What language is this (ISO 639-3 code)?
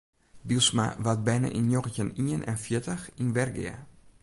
fry